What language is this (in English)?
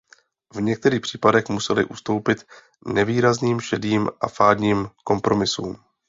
Czech